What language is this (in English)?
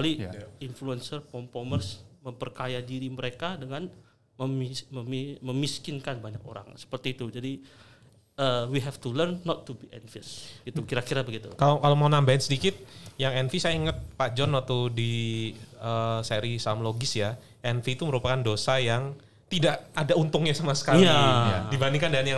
Indonesian